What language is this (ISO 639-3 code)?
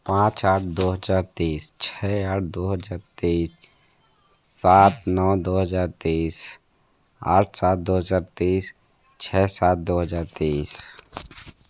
hin